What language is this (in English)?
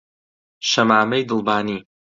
Central Kurdish